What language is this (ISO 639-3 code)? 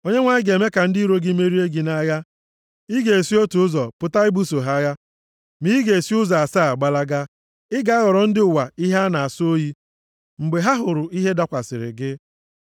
ibo